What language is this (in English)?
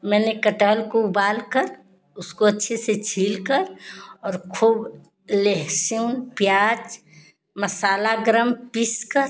Hindi